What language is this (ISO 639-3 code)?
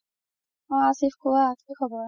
asm